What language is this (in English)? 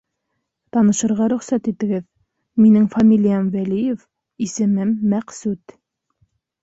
Bashkir